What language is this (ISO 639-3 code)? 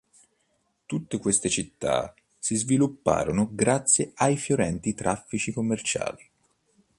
ita